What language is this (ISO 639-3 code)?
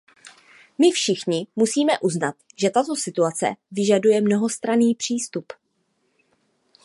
ces